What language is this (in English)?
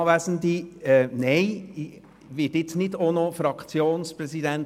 Swiss German